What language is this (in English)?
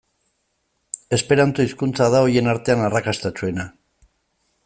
Basque